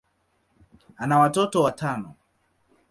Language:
Swahili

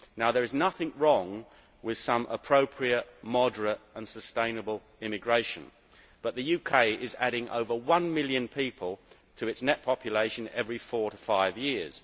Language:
English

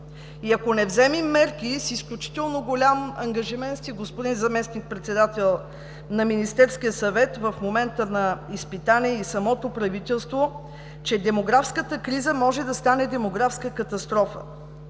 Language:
Bulgarian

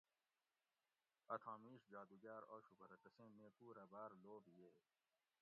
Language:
Gawri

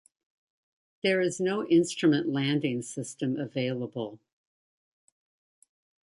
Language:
English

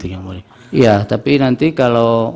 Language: Indonesian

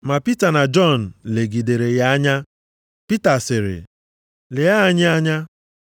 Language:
Igbo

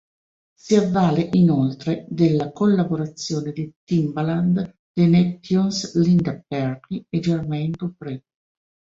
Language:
Italian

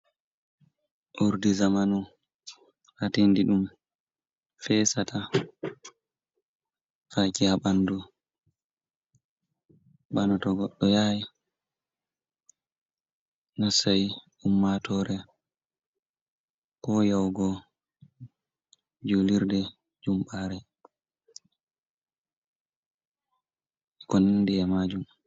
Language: Fula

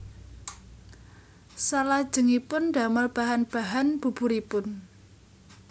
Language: Javanese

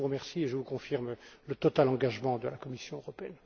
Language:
French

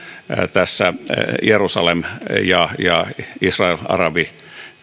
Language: Finnish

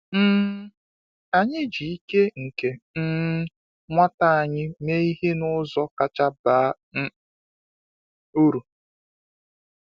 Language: Igbo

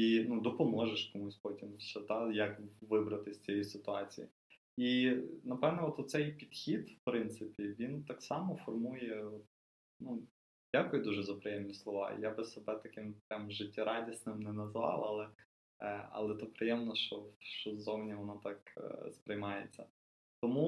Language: Ukrainian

